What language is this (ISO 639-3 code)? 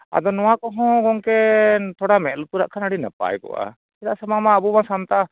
sat